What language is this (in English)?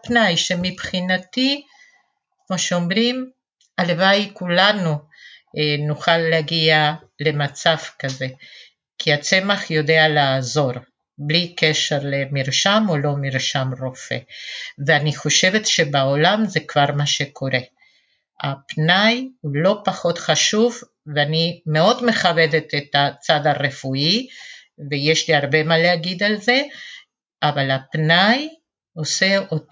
Hebrew